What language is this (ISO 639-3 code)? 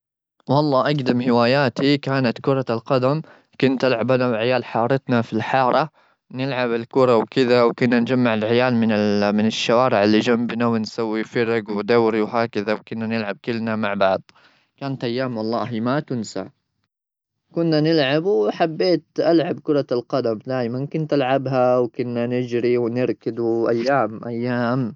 afb